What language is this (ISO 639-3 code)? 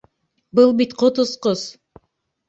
bak